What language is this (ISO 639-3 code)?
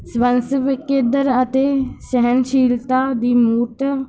pan